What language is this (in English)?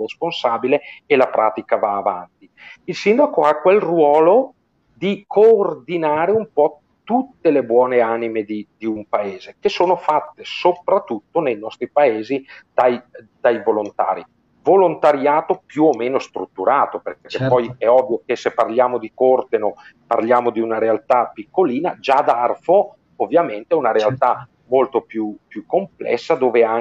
Italian